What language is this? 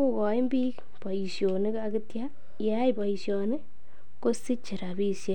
Kalenjin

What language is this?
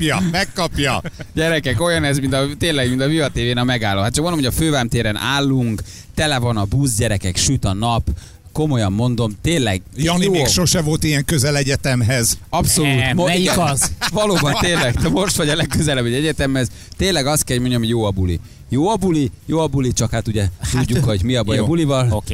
Hungarian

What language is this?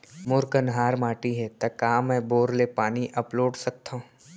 Chhattisgarhi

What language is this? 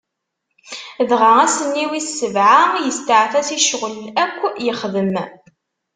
Kabyle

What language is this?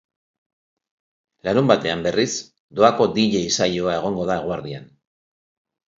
Basque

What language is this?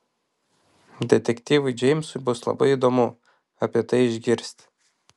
Lithuanian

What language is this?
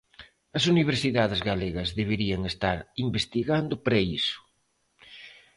Galician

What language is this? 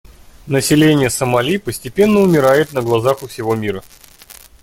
Russian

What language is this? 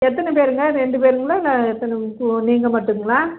Tamil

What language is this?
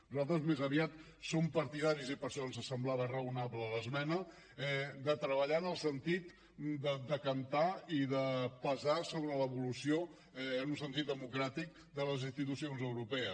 Catalan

